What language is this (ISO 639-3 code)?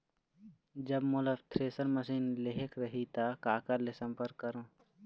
hne